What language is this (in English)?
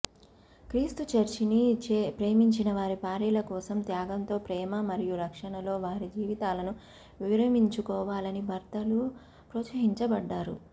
Telugu